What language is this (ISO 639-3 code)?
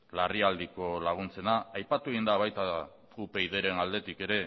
eus